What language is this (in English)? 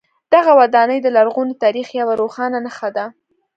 Pashto